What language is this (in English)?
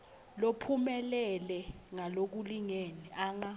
Swati